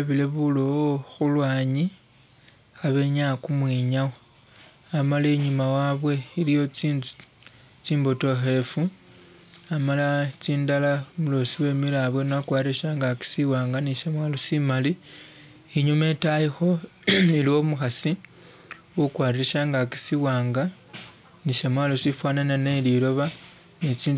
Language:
Masaaba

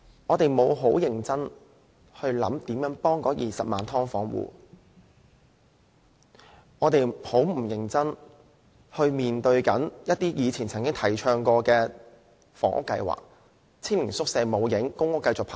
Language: Cantonese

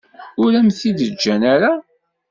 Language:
Kabyle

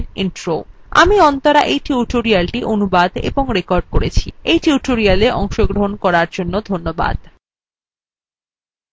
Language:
Bangla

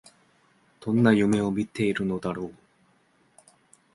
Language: Japanese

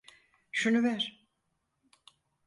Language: Turkish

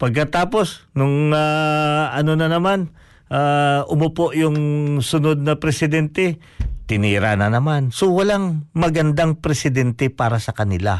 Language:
Filipino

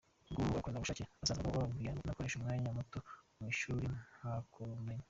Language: Kinyarwanda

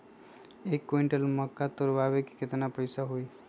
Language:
Magahi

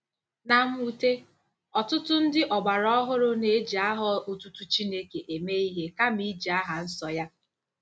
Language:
Igbo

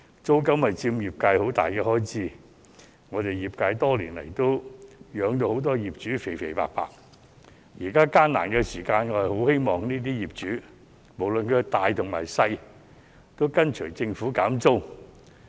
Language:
Cantonese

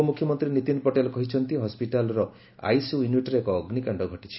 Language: Odia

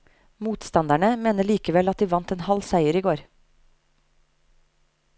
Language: Norwegian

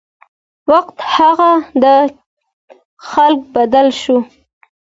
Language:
Pashto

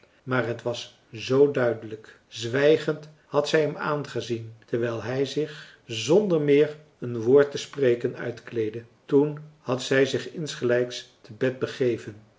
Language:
Dutch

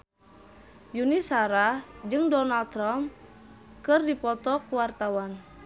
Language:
Sundanese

